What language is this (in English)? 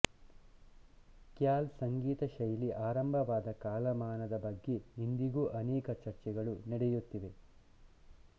Kannada